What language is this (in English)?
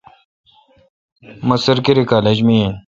Kalkoti